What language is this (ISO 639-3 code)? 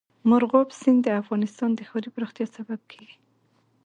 pus